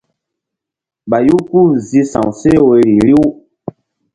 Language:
Mbum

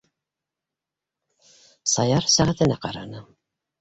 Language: Bashkir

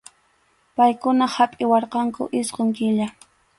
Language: Arequipa-La Unión Quechua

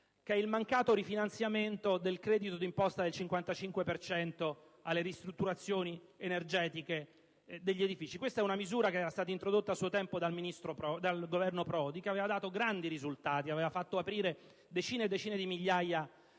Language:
Italian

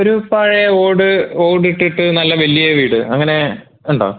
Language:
Malayalam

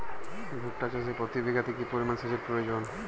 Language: Bangla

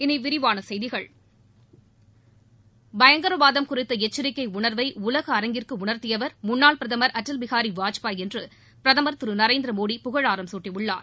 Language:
Tamil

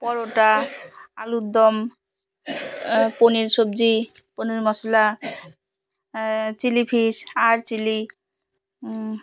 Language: Bangla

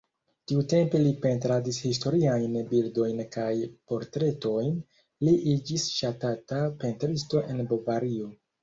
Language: Esperanto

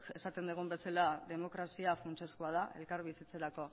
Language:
Basque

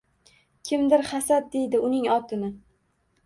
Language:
Uzbek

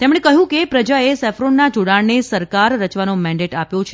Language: Gujarati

